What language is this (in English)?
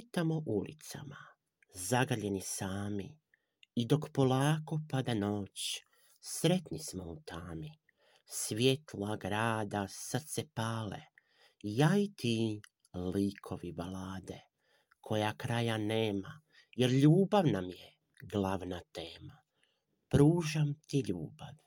Croatian